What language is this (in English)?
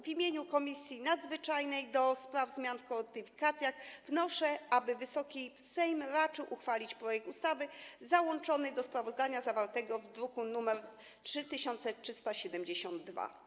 Polish